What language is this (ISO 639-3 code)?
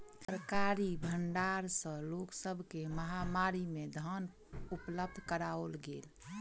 mai